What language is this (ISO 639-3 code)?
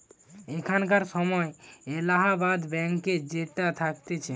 ben